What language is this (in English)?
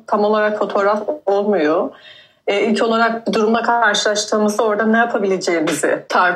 Turkish